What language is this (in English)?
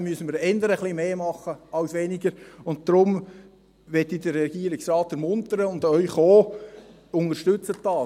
Swiss German